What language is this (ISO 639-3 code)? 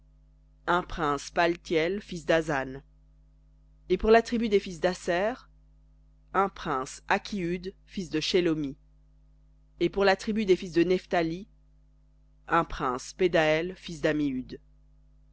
fra